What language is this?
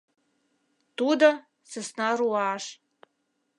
Mari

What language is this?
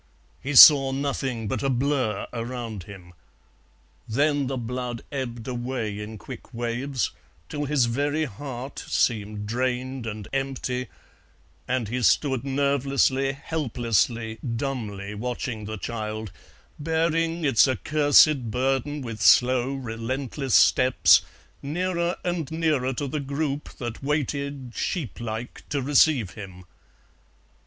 English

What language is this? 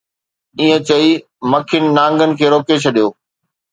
Sindhi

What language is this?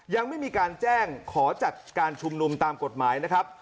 Thai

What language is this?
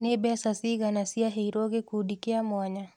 Kikuyu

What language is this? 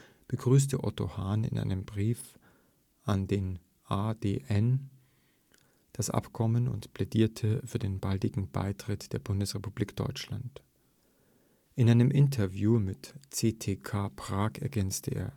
German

